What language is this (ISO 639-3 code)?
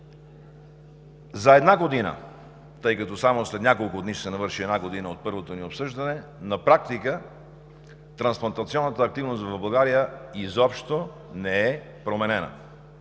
bul